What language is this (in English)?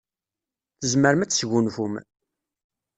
Kabyle